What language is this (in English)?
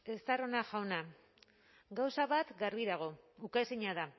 Basque